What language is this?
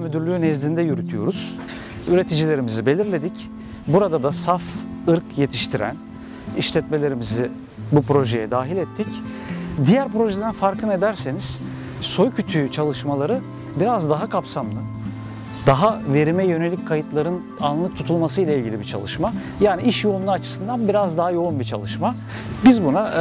Turkish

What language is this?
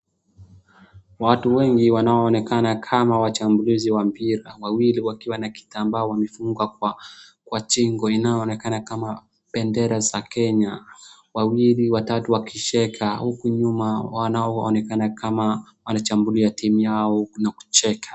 Swahili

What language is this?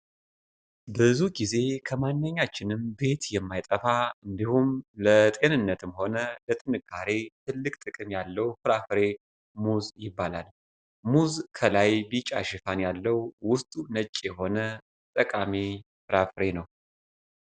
Amharic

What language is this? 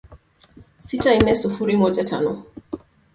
Swahili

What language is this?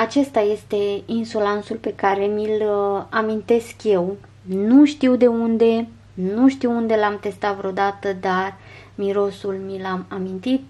Romanian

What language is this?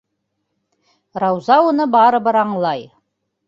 Bashkir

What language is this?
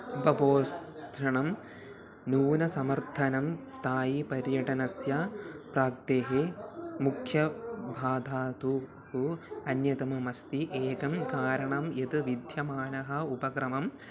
Sanskrit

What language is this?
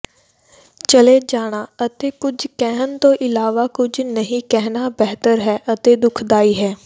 Punjabi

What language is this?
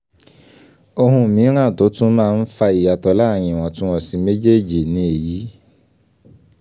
Yoruba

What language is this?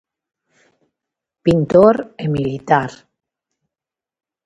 Galician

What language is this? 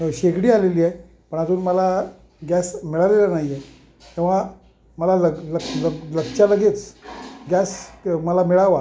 Marathi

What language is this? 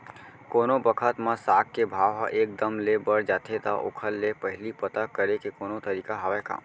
Chhattisgarhi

